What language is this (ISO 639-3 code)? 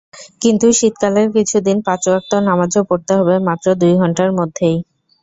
ben